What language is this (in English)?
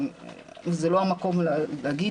Hebrew